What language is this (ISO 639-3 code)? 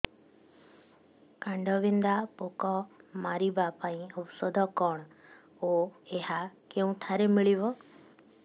ori